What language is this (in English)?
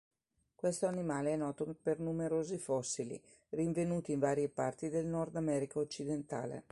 Italian